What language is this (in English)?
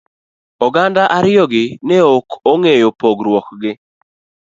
Luo (Kenya and Tanzania)